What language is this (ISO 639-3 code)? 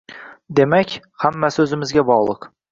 uzb